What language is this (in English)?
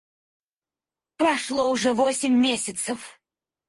Russian